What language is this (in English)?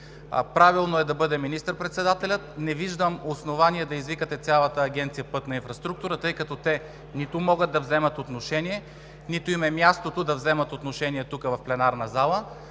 Bulgarian